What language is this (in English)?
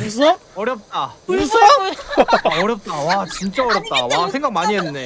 Korean